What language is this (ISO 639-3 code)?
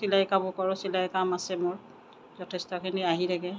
asm